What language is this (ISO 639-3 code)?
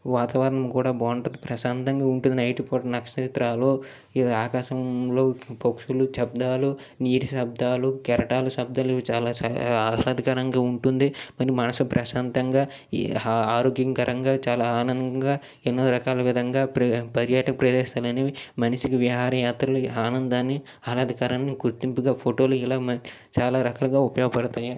tel